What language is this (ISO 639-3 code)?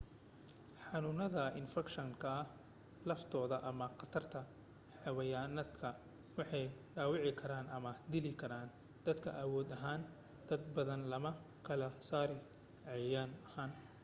som